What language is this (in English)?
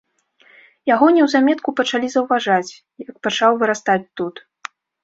Belarusian